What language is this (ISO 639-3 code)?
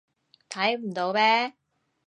yue